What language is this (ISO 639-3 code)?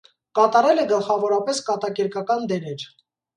hye